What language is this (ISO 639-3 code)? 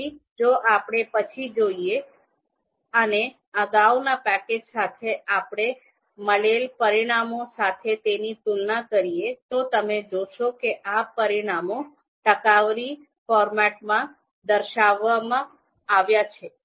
guj